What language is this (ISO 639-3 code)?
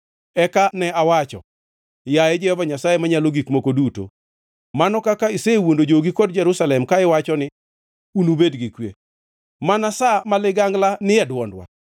luo